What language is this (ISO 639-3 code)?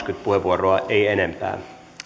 fin